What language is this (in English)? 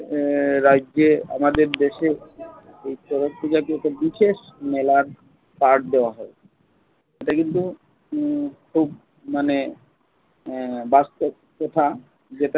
Bangla